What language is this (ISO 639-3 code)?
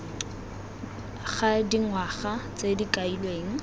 tsn